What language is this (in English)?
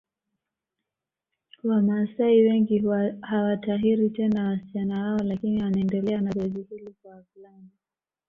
Swahili